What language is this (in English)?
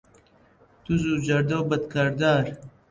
Central Kurdish